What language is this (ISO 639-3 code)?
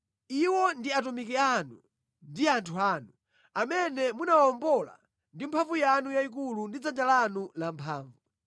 nya